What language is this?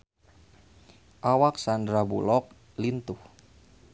Sundanese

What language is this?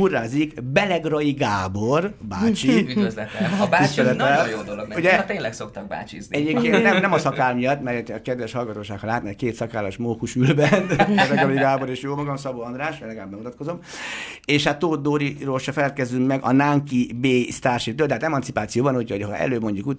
Hungarian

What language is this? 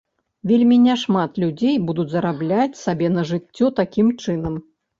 Belarusian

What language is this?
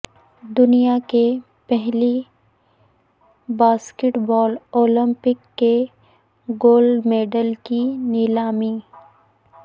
Urdu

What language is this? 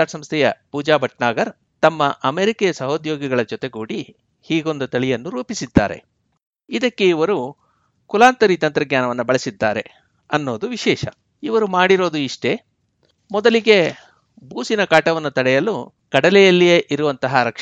Kannada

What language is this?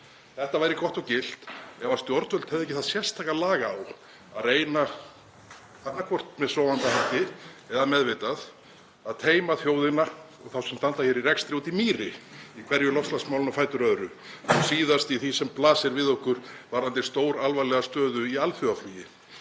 Icelandic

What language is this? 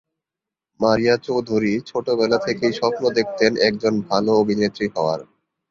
Bangla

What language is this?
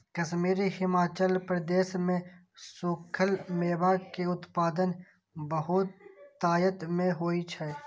Maithili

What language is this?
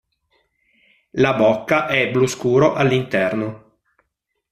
Italian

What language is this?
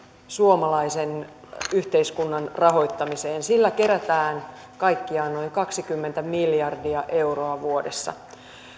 Finnish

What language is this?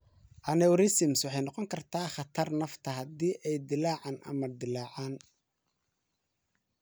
Somali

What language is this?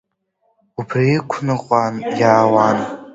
Abkhazian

